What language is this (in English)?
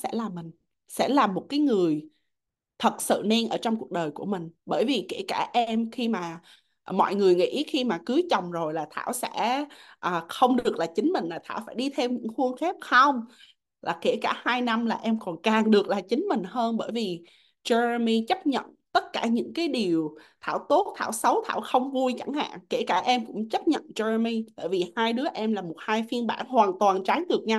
Vietnamese